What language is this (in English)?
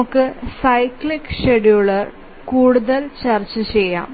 Malayalam